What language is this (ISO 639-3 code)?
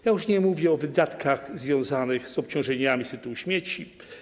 pol